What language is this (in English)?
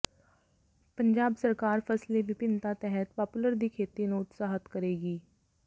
Punjabi